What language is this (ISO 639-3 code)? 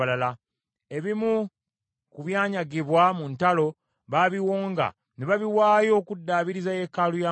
lug